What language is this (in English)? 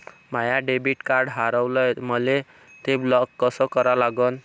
Marathi